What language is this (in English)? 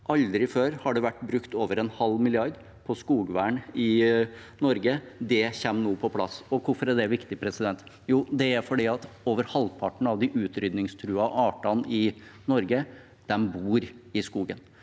Norwegian